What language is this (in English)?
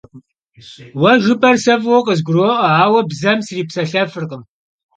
Kabardian